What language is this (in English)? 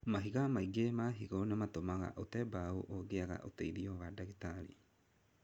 Kikuyu